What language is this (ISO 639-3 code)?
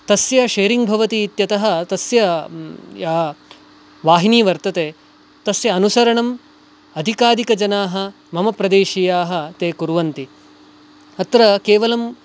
san